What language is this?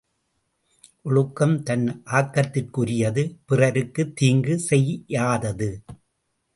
Tamil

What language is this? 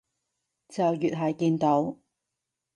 Cantonese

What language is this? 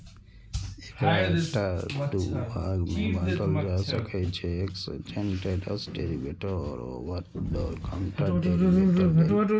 Maithili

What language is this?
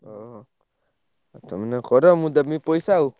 Odia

